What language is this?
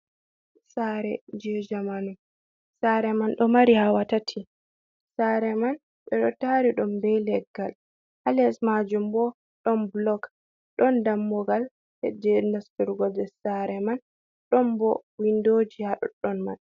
Fula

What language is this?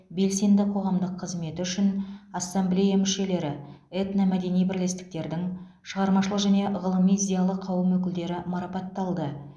Kazakh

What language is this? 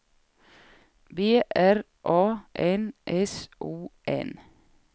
Swedish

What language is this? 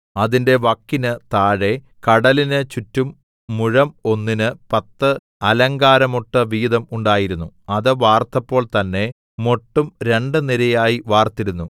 Malayalam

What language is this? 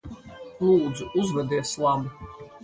Latvian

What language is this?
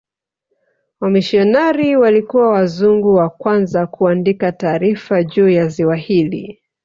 Swahili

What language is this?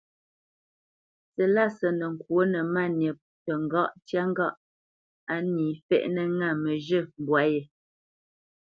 Bamenyam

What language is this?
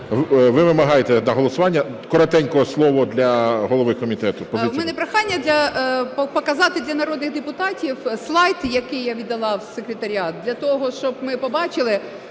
Ukrainian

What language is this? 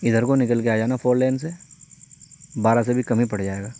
Urdu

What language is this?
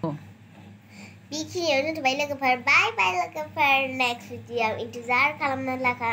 Thai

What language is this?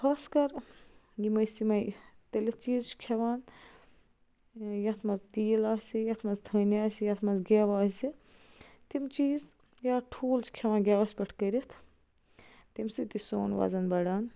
Kashmiri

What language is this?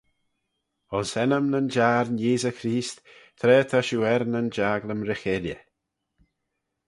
Manx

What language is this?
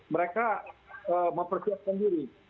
Indonesian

